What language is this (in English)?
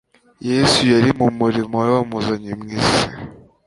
Kinyarwanda